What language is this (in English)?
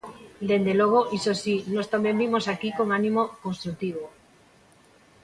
Galician